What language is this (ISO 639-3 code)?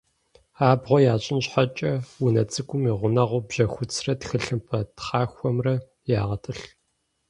kbd